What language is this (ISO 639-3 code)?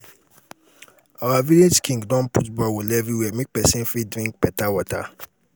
pcm